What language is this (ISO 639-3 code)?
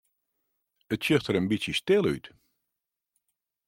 fry